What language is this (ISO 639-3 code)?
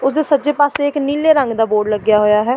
pan